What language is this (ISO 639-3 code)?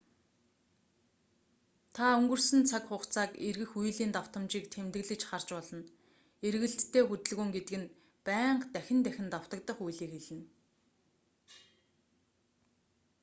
mon